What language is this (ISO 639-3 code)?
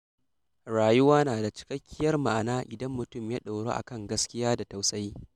hau